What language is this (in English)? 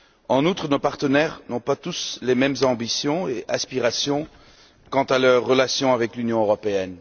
French